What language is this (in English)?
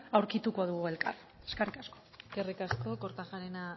Basque